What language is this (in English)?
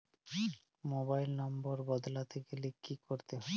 Bangla